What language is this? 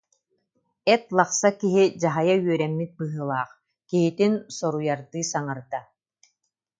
Yakut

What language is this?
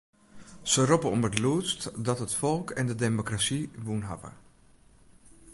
Western Frisian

